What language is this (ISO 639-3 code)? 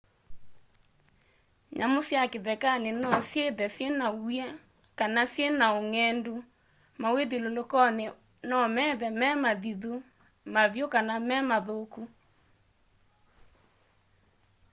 kam